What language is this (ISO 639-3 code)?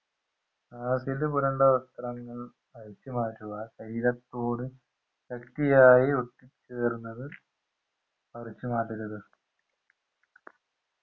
mal